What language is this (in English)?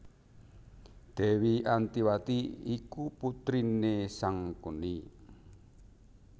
Javanese